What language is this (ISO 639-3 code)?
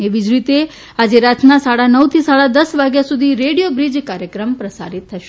guj